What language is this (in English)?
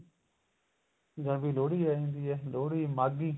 Punjabi